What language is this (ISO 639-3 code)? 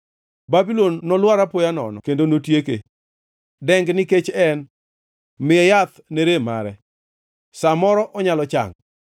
luo